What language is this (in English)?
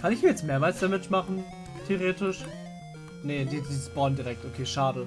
German